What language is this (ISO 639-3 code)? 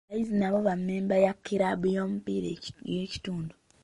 lug